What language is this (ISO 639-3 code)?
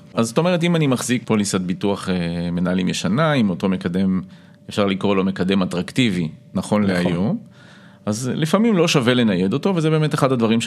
heb